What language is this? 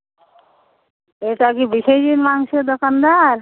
Bangla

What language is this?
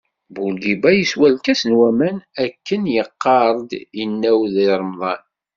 Kabyle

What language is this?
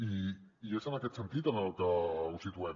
Catalan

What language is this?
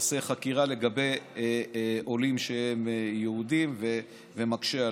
Hebrew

